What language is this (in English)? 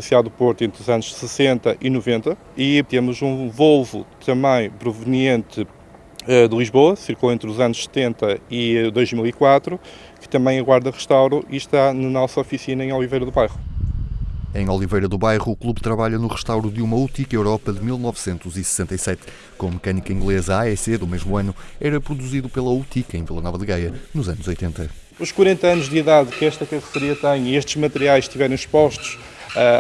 Portuguese